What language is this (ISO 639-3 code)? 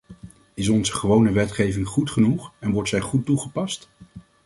nld